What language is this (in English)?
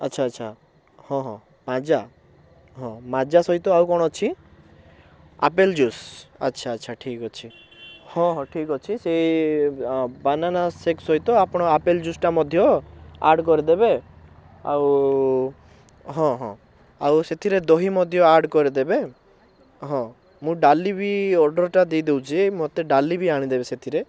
Odia